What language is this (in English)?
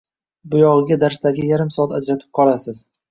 Uzbek